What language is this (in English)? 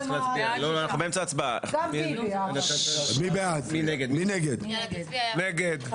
Hebrew